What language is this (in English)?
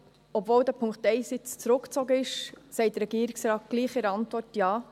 Swiss German